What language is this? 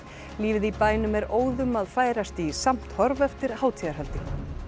Icelandic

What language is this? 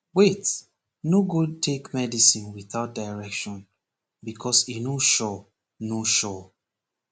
Nigerian Pidgin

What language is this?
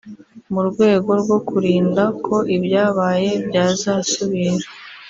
Kinyarwanda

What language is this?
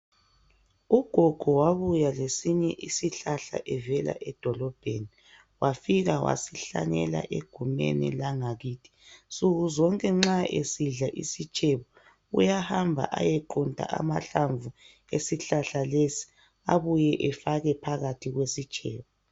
North Ndebele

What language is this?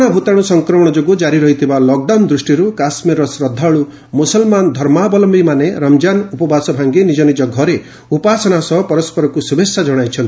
Odia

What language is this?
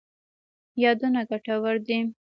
Pashto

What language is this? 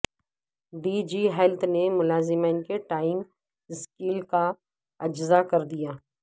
Urdu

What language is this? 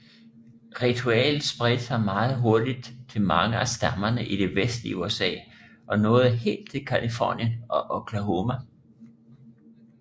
Danish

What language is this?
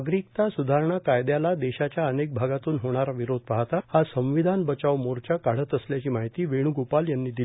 Marathi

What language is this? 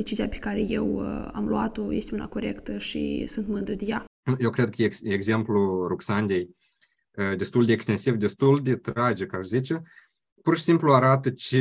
Romanian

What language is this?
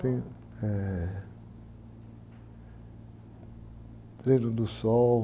Portuguese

